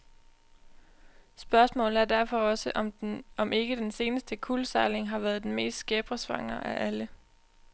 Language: Danish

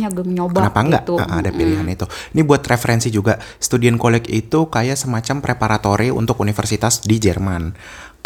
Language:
Indonesian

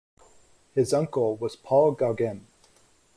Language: English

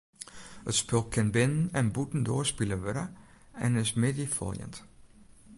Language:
Western Frisian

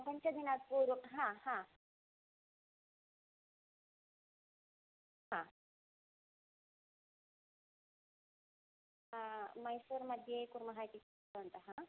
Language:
Sanskrit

